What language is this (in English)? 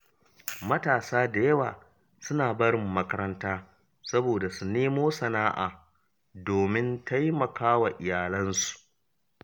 Hausa